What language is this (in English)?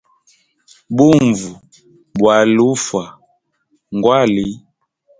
Hemba